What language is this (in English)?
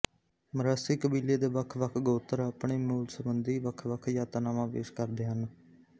Punjabi